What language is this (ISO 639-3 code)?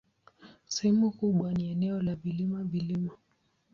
swa